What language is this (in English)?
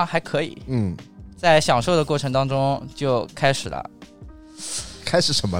Chinese